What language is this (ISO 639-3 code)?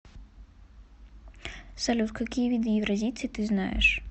rus